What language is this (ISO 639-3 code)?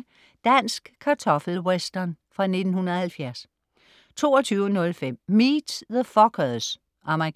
dan